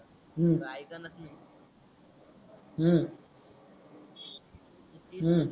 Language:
Marathi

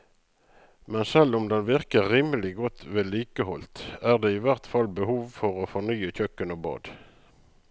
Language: Norwegian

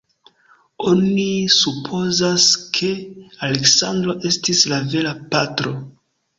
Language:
Esperanto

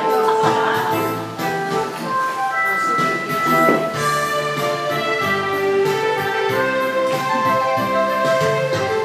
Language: Greek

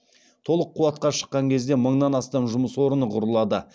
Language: Kazakh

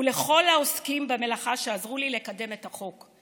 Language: Hebrew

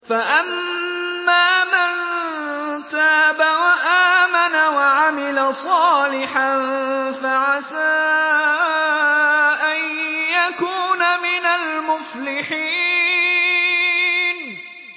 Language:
Arabic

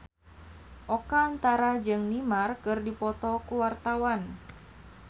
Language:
Sundanese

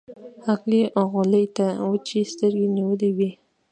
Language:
Pashto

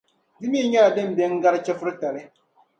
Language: Dagbani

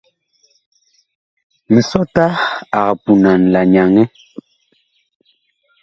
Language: Bakoko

